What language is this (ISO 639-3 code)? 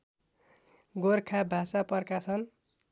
nep